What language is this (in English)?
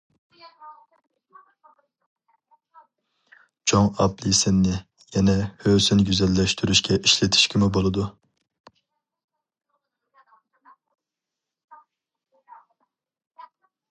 Uyghur